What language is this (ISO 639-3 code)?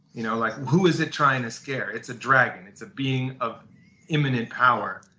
eng